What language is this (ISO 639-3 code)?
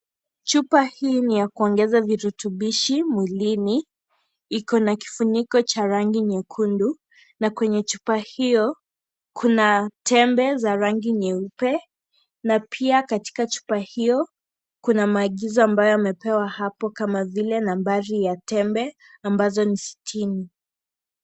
swa